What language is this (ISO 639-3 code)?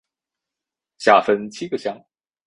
zho